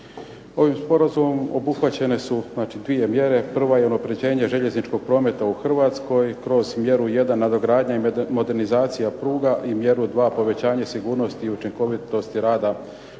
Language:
Croatian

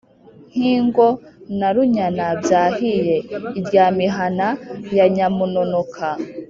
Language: Kinyarwanda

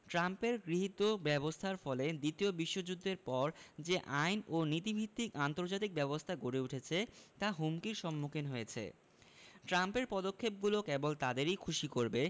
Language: Bangla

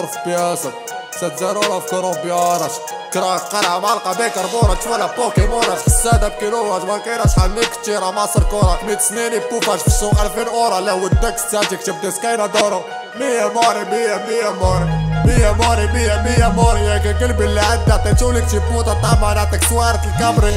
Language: Bulgarian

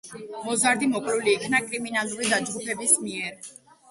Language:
Georgian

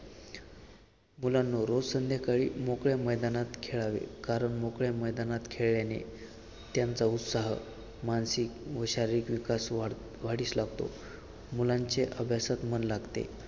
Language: Marathi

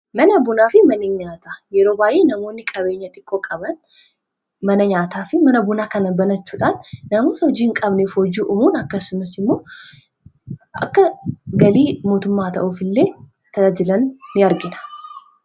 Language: Oromo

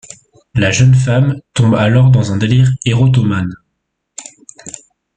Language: French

